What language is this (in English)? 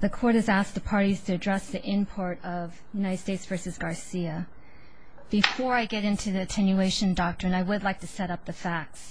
English